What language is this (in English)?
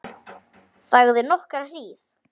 Icelandic